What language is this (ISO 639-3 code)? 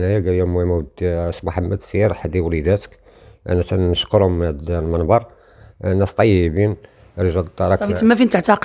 ara